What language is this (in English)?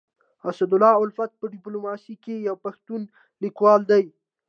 Pashto